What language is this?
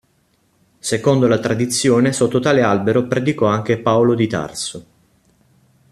Italian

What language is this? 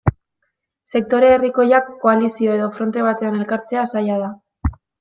Basque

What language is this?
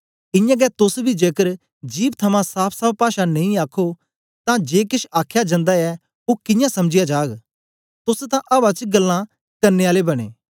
Dogri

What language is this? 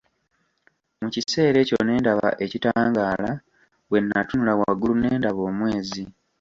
Ganda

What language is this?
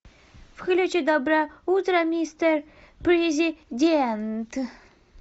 Russian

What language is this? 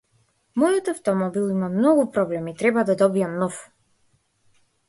Macedonian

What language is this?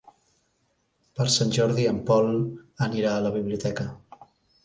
Catalan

